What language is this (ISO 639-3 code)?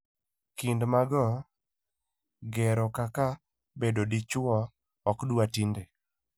luo